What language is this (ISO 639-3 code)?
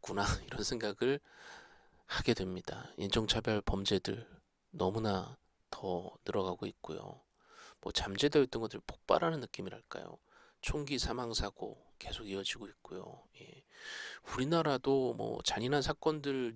kor